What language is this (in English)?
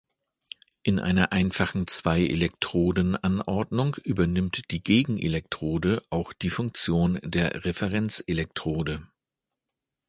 German